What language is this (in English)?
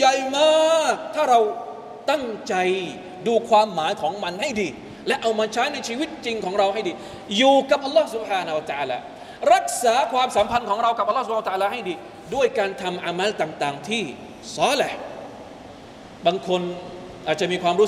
Thai